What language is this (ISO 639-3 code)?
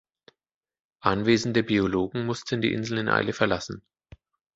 deu